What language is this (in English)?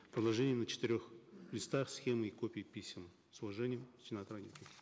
Kazakh